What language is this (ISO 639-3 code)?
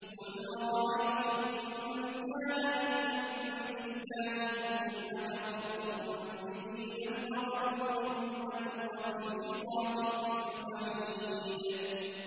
ara